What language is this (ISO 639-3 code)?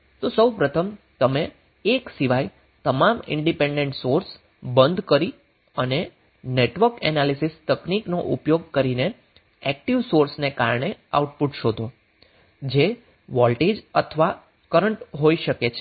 guj